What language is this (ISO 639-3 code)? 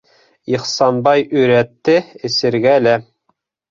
bak